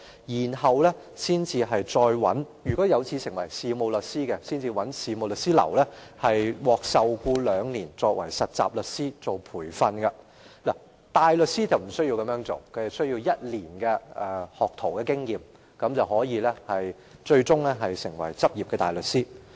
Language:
Cantonese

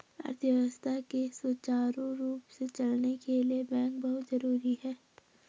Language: Hindi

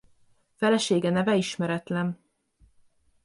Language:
Hungarian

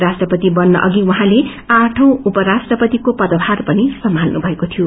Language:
Nepali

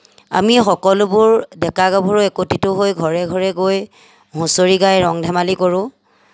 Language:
Assamese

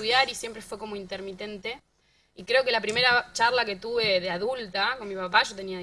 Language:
Spanish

